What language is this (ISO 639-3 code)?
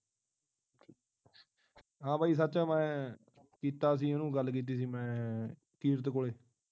pan